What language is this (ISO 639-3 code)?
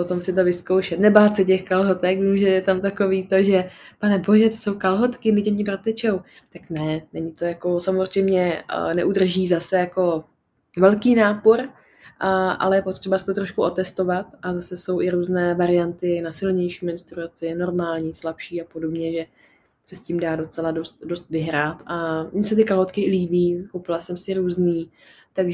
ces